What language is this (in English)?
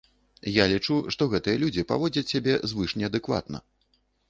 Belarusian